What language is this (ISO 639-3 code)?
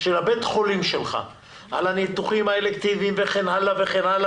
heb